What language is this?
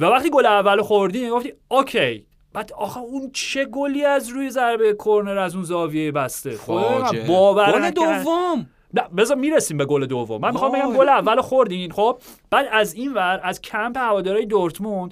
Persian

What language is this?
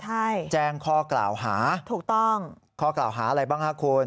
Thai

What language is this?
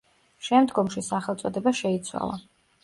Georgian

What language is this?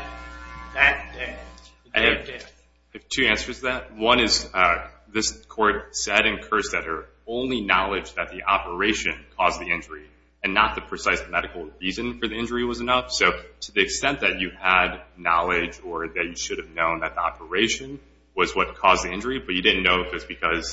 English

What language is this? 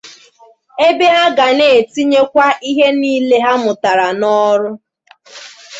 Igbo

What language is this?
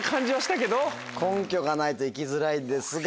Japanese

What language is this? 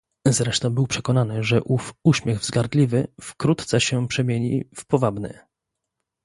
Polish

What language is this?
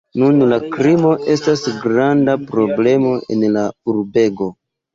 Esperanto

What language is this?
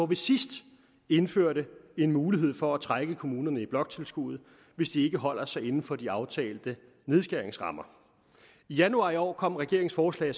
Danish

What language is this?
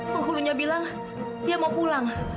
Indonesian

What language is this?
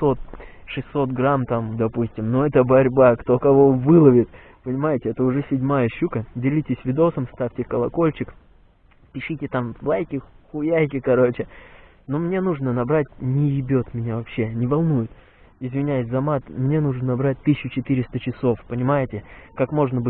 Russian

